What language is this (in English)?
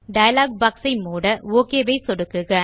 Tamil